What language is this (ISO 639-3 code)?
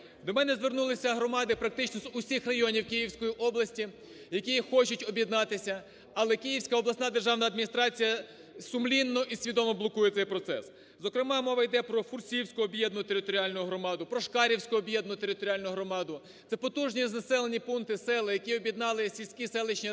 ukr